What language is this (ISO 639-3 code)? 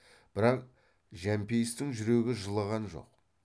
kaz